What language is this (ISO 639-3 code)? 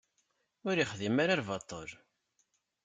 kab